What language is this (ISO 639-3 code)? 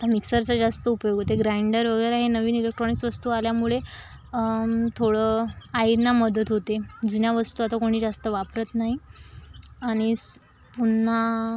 mar